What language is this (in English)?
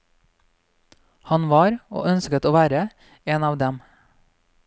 Norwegian